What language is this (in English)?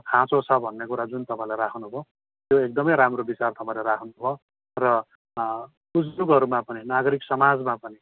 Nepali